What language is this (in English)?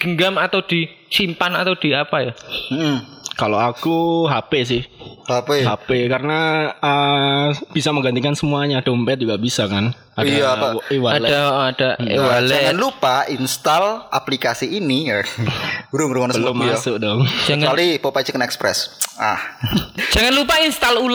Indonesian